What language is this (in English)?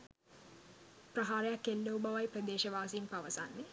Sinhala